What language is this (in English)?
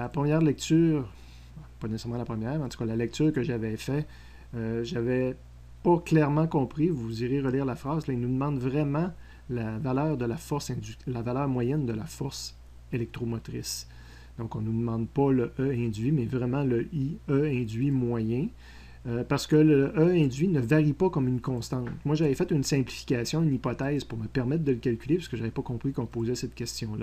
French